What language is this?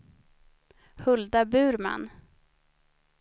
Swedish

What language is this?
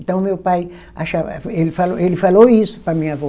Portuguese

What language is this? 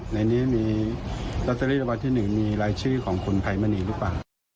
Thai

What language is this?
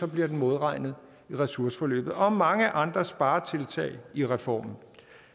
Danish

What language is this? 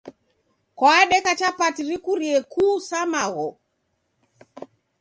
Taita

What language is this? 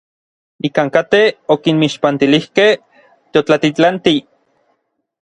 Orizaba Nahuatl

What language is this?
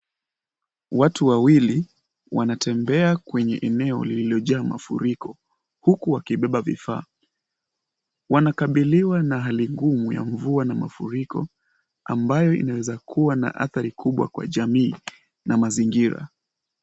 Swahili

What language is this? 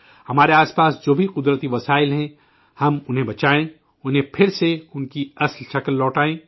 Urdu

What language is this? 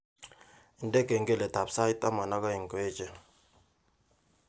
Kalenjin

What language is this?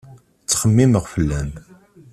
Kabyle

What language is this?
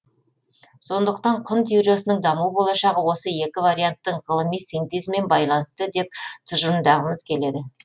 Kazakh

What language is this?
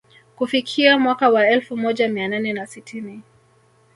Swahili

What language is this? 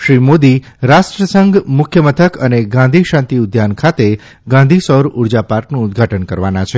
Gujarati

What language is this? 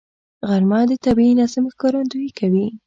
Pashto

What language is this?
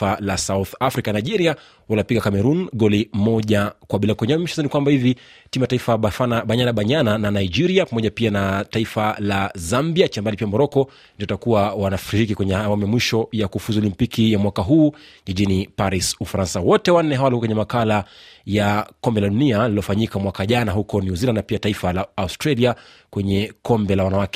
Swahili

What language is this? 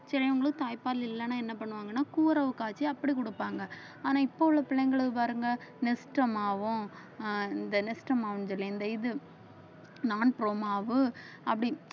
Tamil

